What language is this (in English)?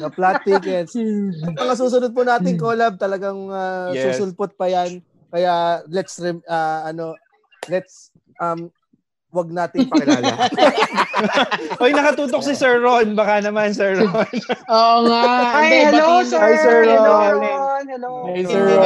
Filipino